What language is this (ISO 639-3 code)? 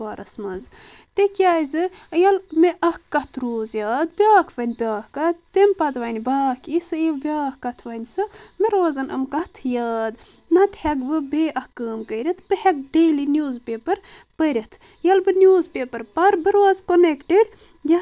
kas